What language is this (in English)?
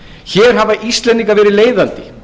Icelandic